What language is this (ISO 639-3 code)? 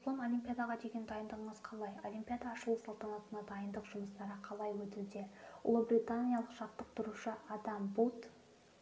kaz